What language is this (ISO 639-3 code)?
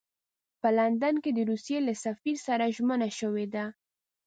pus